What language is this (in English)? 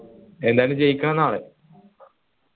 Malayalam